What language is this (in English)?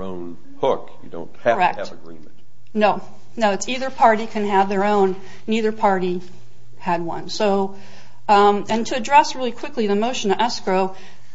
English